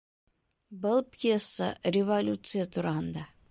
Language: Bashkir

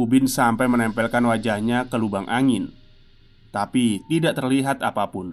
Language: Indonesian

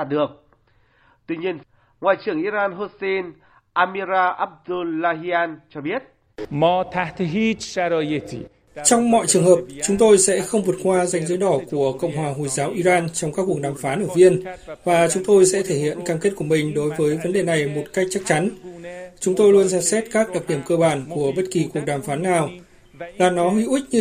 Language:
Vietnamese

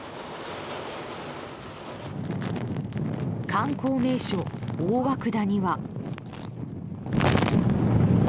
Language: Japanese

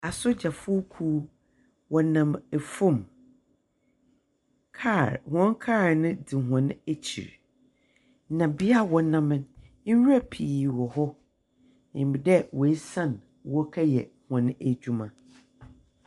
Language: Akan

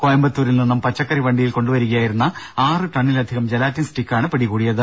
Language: Malayalam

